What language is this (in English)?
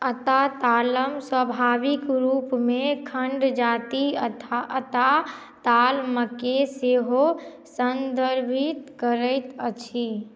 Maithili